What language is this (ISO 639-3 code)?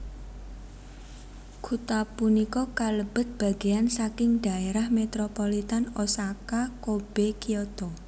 jav